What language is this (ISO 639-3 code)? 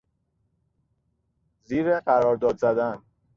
fas